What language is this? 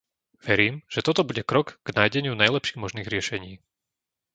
Slovak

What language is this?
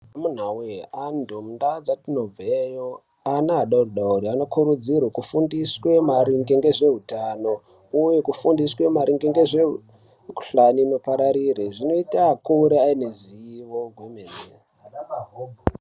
Ndau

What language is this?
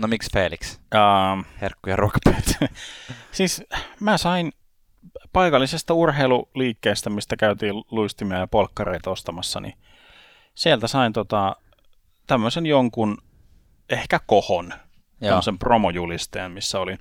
Finnish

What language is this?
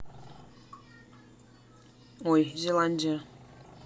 Russian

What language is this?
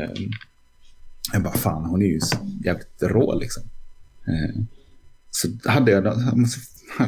Swedish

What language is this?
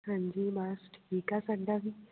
Punjabi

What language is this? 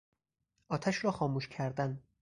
Persian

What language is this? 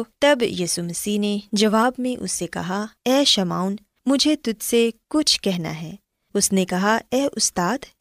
Urdu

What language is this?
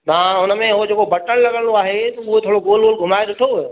Sindhi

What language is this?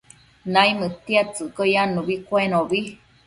Matsés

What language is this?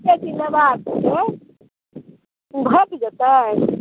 Maithili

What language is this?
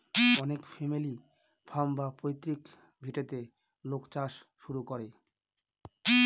Bangla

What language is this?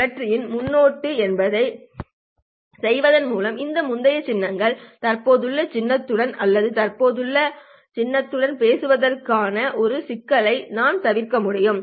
Tamil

